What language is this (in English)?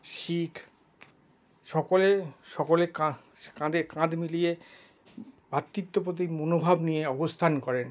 Bangla